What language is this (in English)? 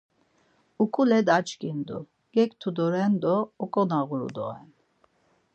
Laz